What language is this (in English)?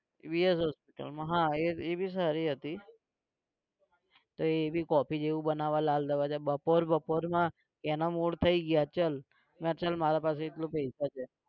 Gujarati